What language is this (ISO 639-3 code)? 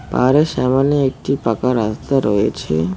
ben